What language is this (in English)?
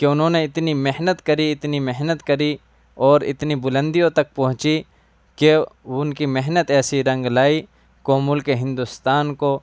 Urdu